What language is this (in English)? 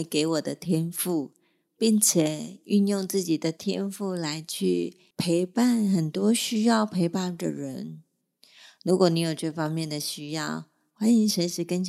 Chinese